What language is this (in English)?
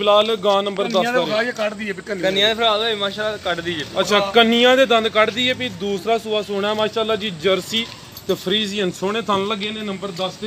Punjabi